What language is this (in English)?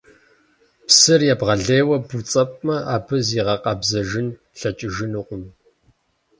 Kabardian